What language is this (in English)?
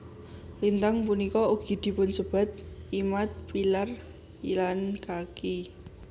Javanese